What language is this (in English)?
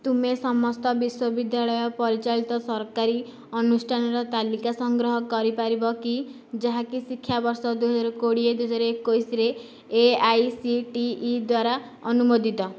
Odia